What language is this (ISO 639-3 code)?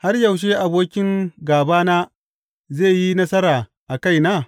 hau